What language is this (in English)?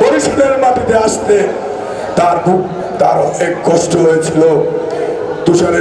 Bangla